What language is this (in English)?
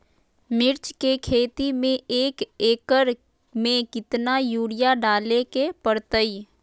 Magahi